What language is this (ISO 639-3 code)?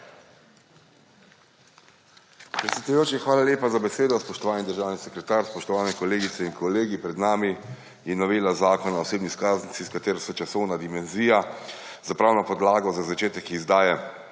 slv